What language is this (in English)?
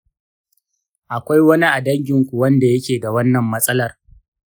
Hausa